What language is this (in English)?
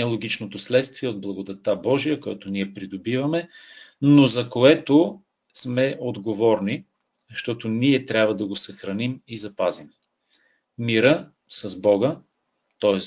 Bulgarian